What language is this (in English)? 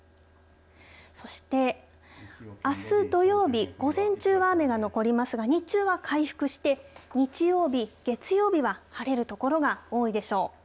Japanese